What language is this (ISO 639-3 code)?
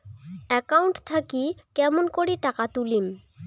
ben